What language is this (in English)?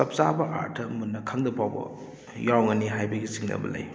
Manipuri